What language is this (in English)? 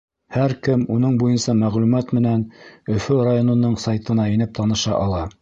Bashkir